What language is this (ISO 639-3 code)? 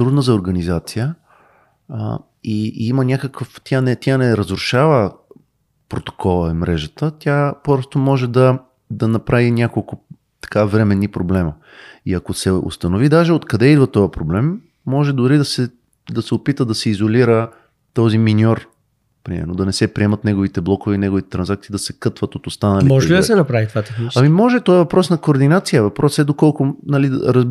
bul